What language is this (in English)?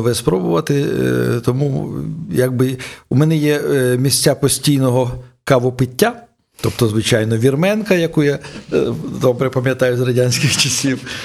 Ukrainian